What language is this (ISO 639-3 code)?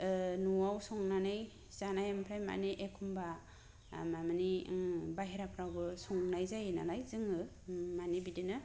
brx